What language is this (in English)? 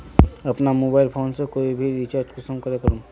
Magahi